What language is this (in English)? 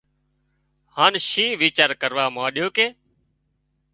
Wadiyara Koli